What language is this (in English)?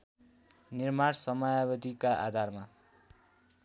Nepali